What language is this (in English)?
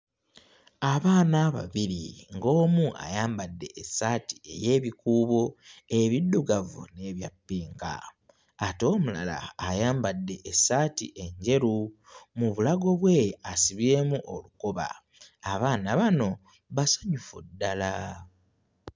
Ganda